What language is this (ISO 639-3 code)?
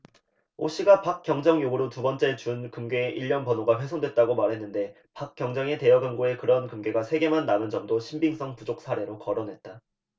kor